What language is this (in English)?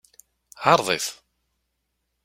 Kabyle